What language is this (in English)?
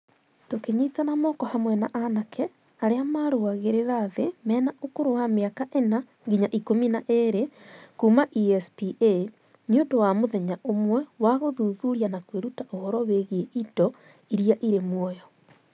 Kikuyu